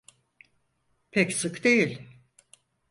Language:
Turkish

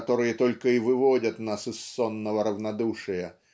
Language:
Russian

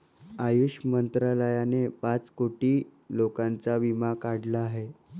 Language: Marathi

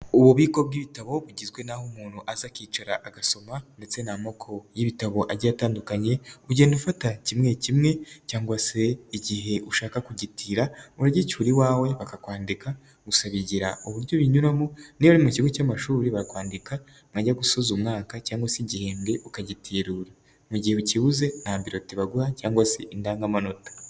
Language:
Kinyarwanda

